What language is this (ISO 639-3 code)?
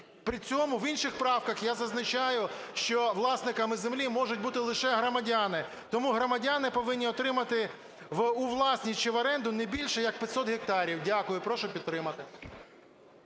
ukr